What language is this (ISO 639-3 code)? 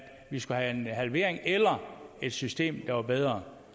dan